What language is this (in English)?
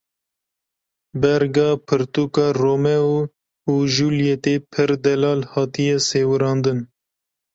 Kurdish